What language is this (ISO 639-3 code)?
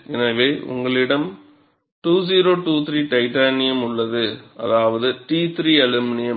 tam